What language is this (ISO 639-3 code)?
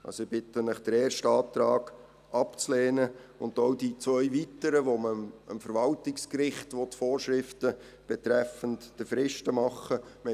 gsw